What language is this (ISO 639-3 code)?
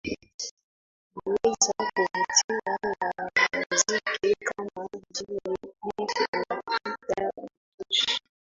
swa